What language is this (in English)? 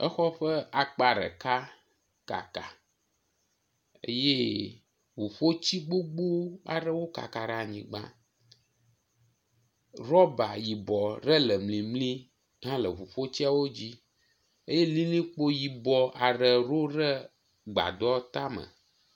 Ewe